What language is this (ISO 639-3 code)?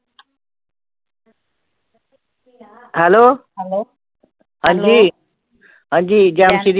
pan